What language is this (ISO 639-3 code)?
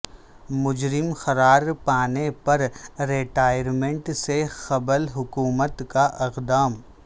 urd